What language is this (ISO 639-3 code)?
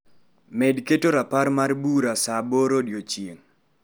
luo